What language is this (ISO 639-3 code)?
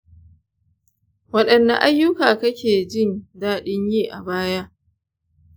hau